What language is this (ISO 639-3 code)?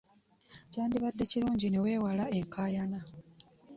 lug